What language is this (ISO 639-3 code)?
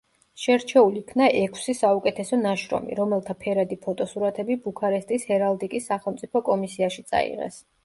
kat